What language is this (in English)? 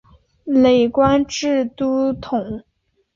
Chinese